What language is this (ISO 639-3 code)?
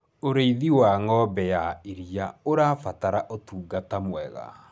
kik